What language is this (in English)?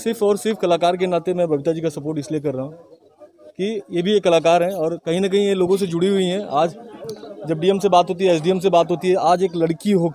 Hindi